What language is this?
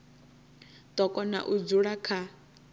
Venda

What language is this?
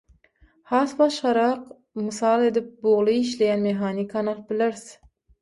Turkmen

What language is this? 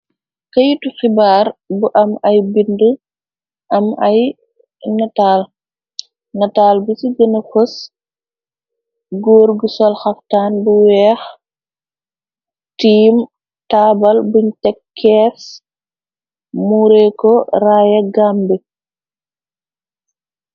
Wolof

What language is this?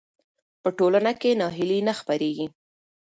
Pashto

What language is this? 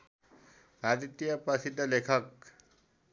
Nepali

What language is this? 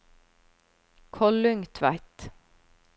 Norwegian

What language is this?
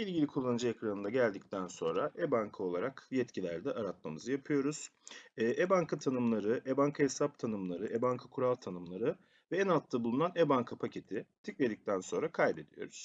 Turkish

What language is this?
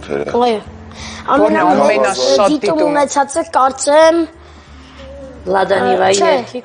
Romanian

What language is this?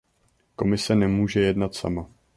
Czech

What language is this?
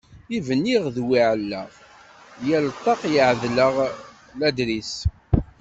Kabyle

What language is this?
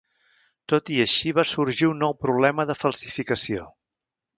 Catalan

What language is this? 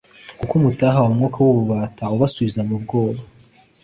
Kinyarwanda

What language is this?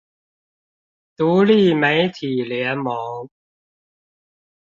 Chinese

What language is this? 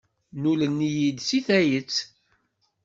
Kabyle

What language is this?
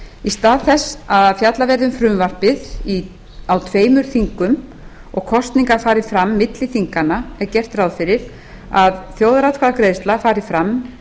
Icelandic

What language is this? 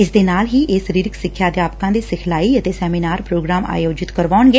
Punjabi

